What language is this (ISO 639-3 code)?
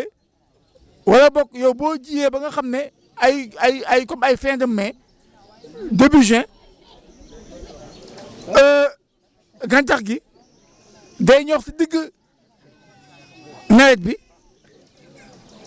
wol